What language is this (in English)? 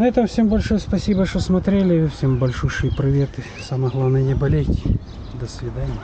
Russian